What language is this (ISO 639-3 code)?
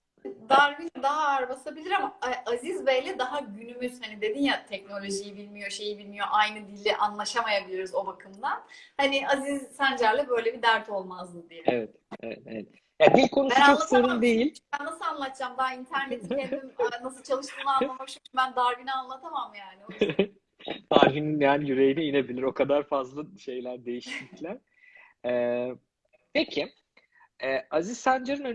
tur